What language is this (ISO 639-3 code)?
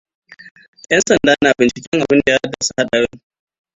hau